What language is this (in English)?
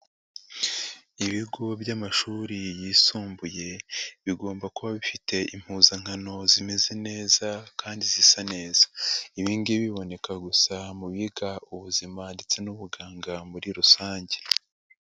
Kinyarwanda